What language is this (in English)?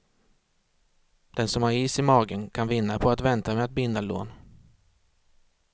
Swedish